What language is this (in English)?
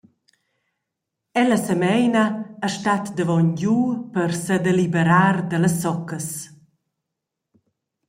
Romansh